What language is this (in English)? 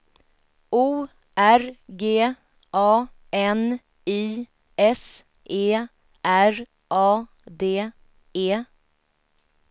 Swedish